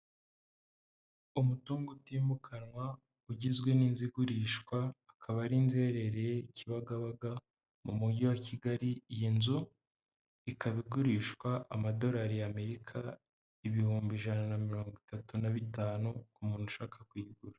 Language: Kinyarwanda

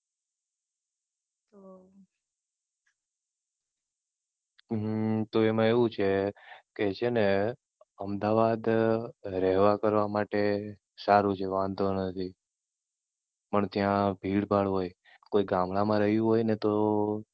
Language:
Gujarati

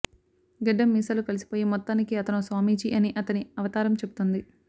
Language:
Telugu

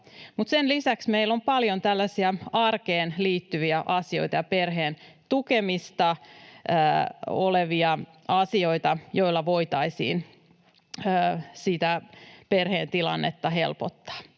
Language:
Finnish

